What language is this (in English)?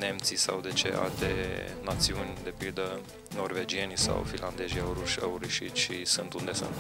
Romanian